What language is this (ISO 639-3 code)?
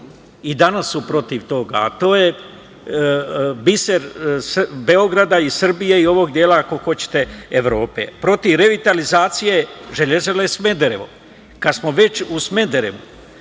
srp